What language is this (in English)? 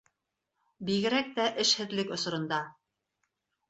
Bashkir